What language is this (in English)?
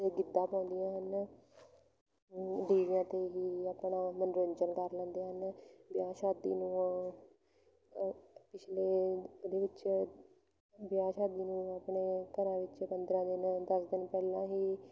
Punjabi